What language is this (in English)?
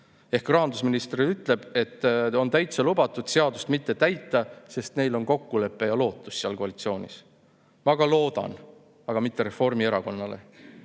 Estonian